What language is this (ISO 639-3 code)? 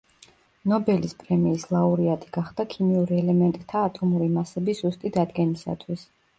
kat